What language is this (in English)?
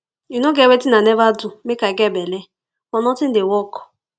Nigerian Pidgin